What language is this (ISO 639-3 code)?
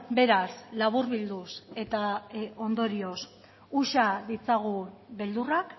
eus